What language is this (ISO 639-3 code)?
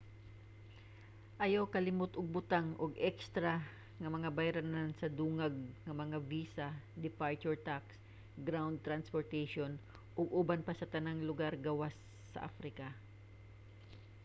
ceb